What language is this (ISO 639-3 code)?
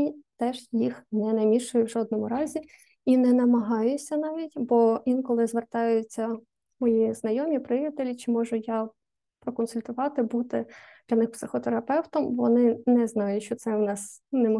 ukr